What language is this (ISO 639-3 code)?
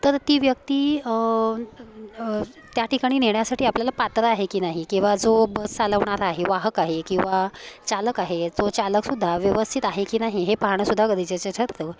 mar